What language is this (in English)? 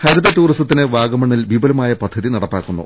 Malayalam